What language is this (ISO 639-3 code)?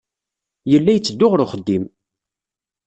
kab